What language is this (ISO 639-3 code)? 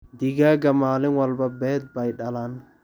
som